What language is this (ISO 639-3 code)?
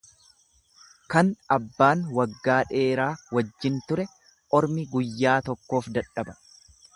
orm